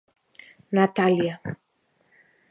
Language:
Galician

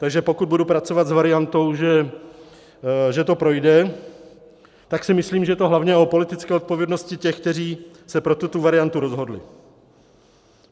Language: Czech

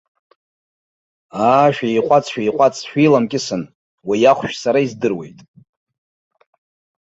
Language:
Abkhazian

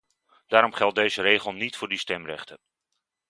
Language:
Dutch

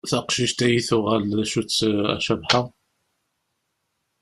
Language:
Kabyle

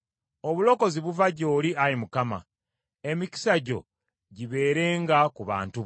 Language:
Ganda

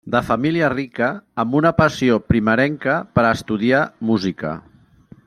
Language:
Catalan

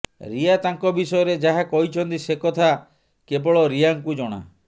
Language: Odia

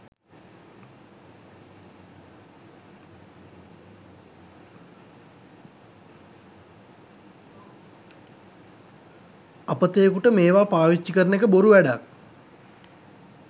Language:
Sinhala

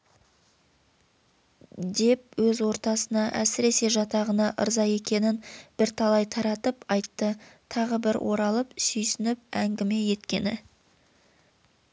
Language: Kazakh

